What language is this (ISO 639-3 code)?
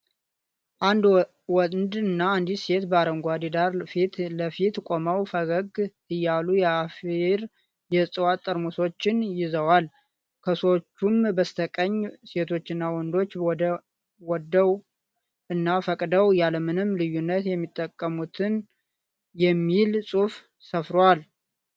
amh